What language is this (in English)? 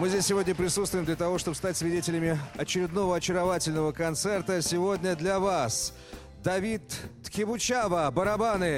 Russian